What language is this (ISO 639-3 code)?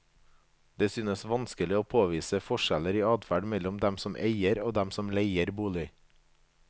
nor